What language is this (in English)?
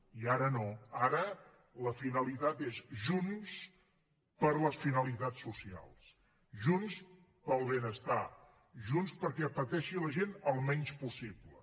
Catalan